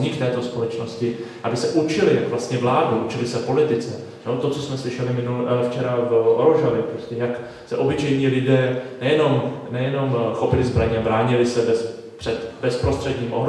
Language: Czech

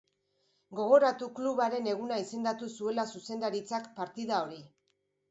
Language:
Basque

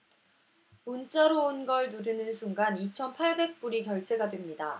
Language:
Korean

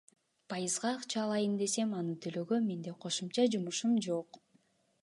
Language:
Kyrgyz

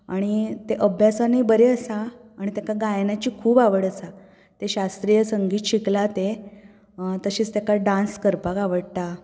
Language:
Konkani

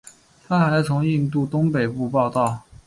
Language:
Chinese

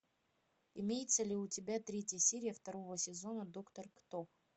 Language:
Russian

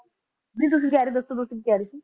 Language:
Punjabi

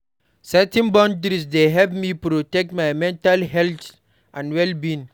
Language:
Nigerian Pidgin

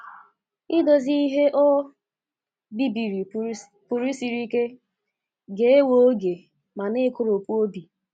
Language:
Igbo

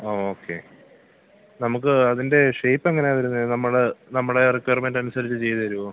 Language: Malayalam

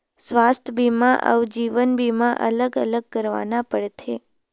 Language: Chhattisgarhi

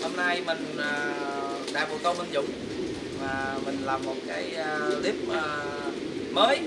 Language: Vietnamese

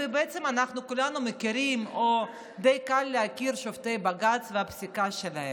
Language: Hebrew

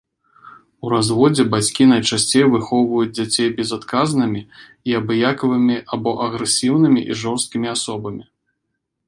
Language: Belarusian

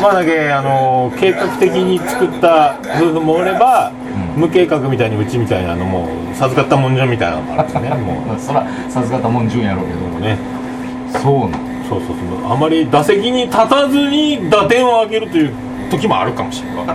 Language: Japanese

